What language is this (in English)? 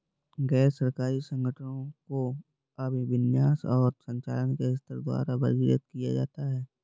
Hindi